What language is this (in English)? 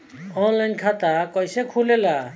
Bhojpuri